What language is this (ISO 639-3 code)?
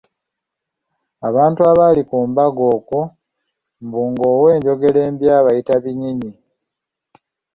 lug